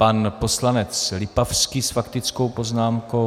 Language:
Czech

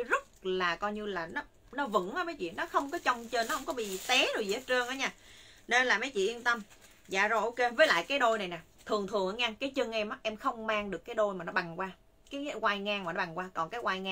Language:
Vietnamese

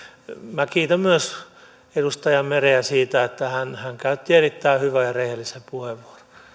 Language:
Finnish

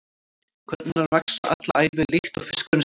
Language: Icelandic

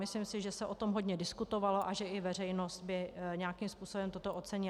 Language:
Czech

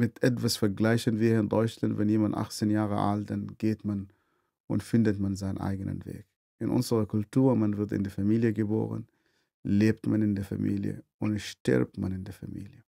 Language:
German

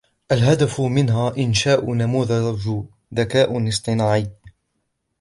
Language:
Arabic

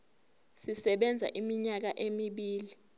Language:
Zulu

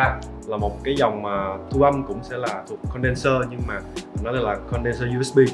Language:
Vietnamese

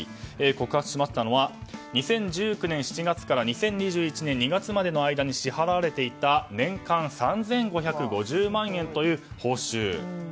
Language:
Japanese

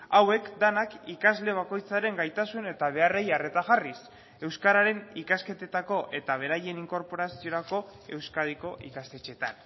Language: Basque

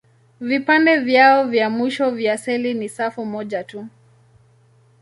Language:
Swahili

